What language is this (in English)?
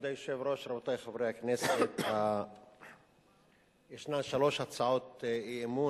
Hebrew